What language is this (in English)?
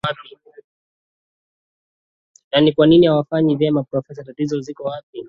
Swahili